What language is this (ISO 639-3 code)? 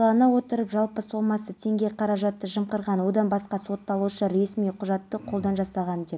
kaz